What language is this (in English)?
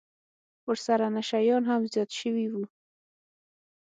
Pashto